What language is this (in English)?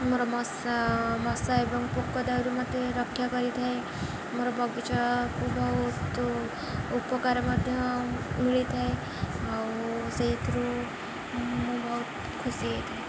Odia